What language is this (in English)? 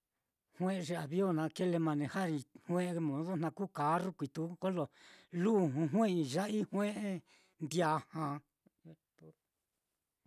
Mitlatongo Mixtec